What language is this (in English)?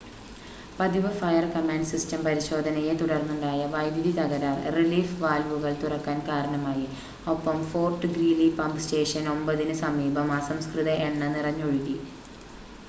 Malayalam